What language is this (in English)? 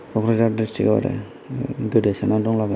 Bodo